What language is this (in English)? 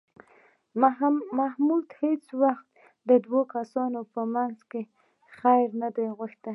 Pashto